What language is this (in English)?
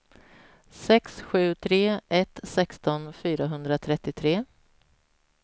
Swedish